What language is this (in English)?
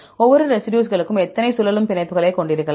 Tamil